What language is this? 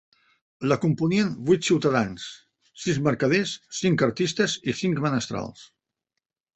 Catalan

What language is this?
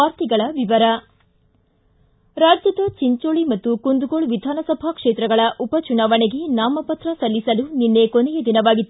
Kannada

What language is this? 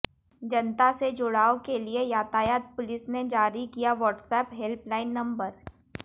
Hindi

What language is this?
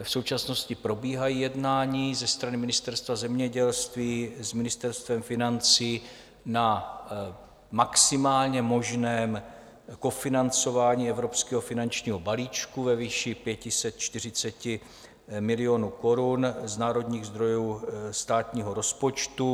Czech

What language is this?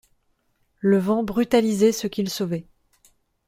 French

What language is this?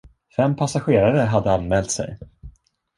Swedish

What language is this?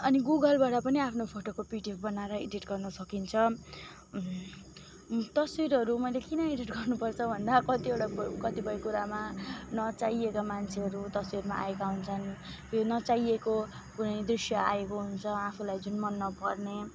Nepali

